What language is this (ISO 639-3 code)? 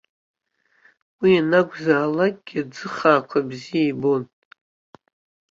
abk